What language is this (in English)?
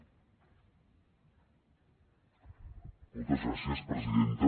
Catalan